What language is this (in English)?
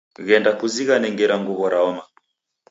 Taita